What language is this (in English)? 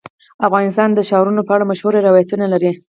Pashto